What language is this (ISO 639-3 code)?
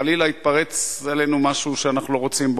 heb